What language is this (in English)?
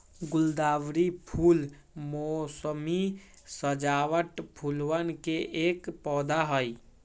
Magahi